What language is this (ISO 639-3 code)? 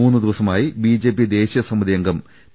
mal